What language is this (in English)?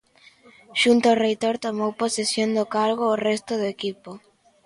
Galician